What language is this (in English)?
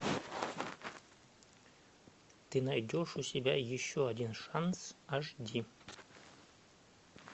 Russian